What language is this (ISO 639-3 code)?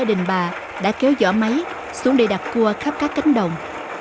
vie